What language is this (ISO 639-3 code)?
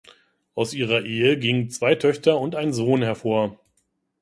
deu